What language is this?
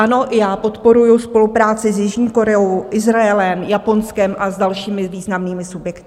Czech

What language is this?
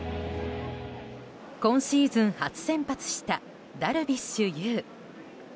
Japanese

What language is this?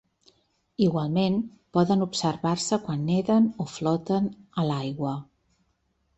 Catalan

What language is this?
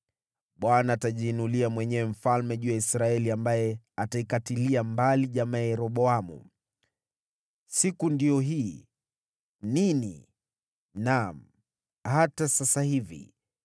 Swahili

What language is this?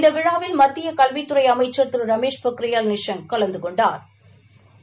Tamil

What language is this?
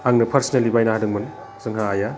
Bodo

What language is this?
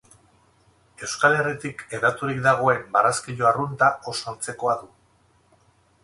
Basque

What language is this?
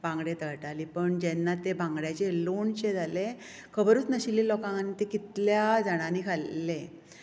Konkani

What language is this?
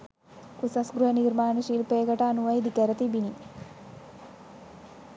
Sinhala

